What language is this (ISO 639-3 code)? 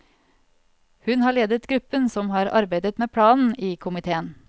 nor